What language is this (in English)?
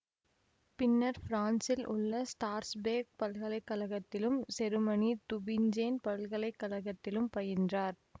Tamil